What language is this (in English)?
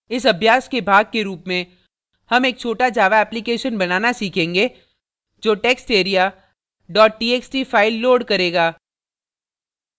Hindi